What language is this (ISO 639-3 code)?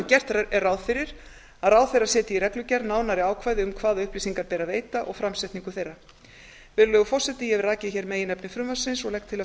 isl